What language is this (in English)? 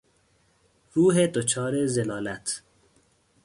Persian